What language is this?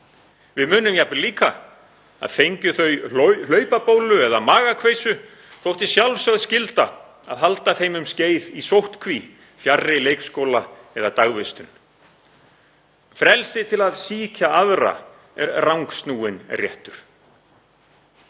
Icelandic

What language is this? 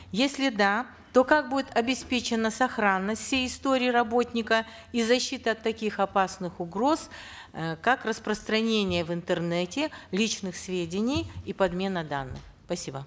Kazakh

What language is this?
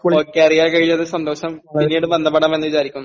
Malayalam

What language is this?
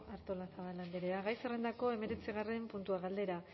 Basque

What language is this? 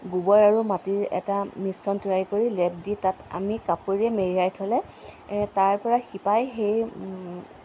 Assamese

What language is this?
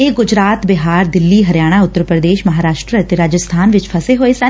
Punjabi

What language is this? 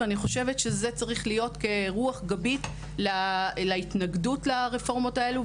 Hebrew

